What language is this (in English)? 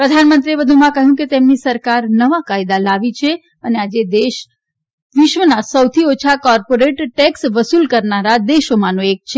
Gujarati